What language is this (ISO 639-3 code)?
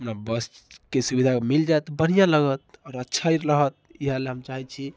mai